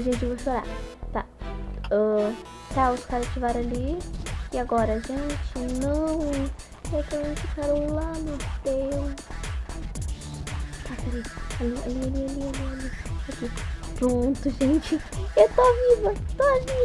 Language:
Portuguese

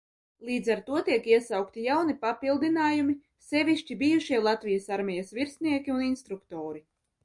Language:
Latvian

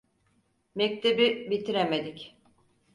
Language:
Turkish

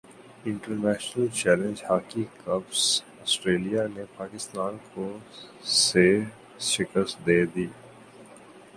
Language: Urdu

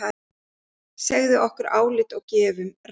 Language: Icelandic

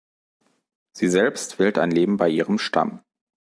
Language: German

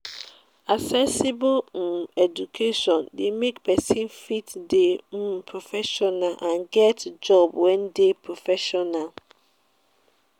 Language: Nigerian Pidgin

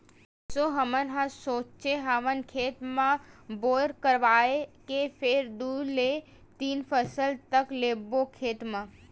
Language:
Chhattisgarhi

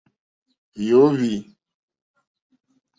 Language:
Mokpwe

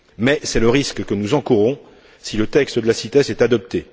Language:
French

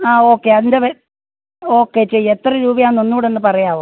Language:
Malayalam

